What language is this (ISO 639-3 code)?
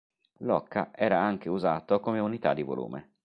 ita